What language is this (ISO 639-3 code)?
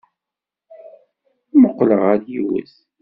kab